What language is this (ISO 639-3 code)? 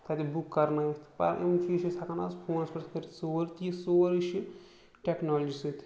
kas